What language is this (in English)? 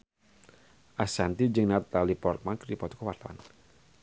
Sundanese